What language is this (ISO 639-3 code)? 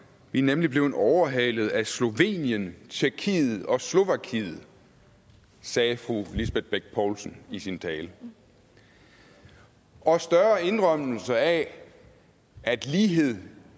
dan